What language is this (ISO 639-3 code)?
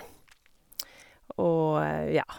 nor